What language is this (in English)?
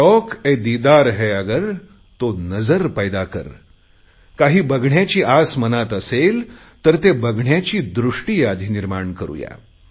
Marathi